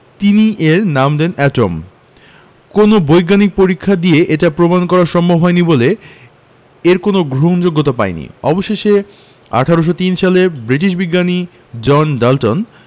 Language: Bangla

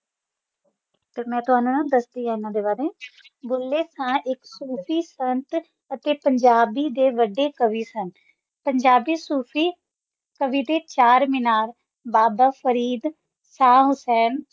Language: Punjabi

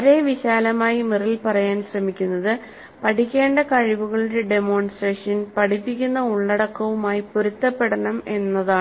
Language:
Malayalam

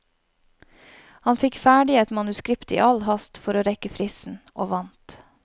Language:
Norwegian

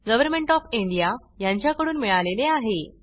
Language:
Marathi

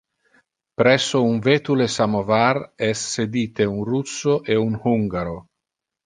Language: Interlingua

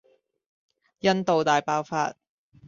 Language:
Cantonese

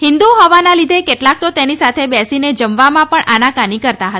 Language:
Gujarati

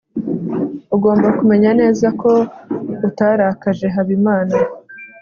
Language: Kinyarwanda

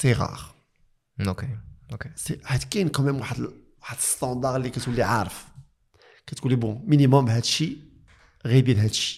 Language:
Arabic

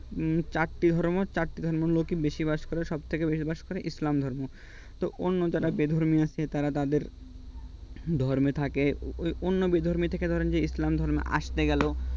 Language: Bangla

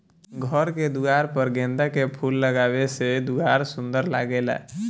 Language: Bhojpuri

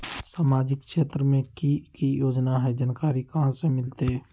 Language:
Magahi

